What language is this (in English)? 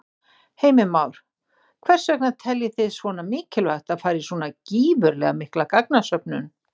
Icelandic